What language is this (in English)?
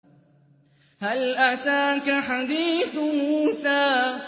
Arabic